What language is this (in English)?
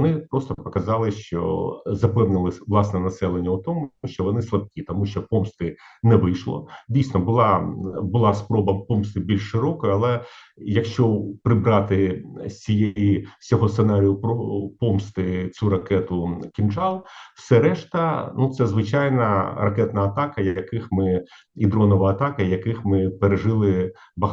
Ukrainian